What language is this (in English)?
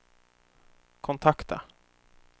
Swedish